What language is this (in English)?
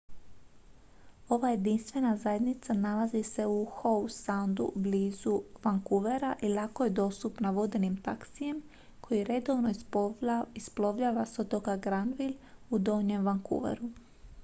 Croatian